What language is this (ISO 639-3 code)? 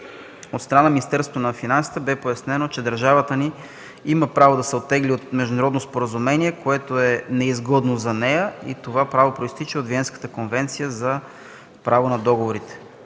bul